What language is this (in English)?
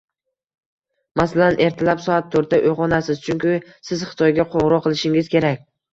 Uzbek